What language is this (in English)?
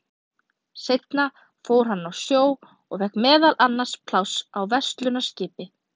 Icelandic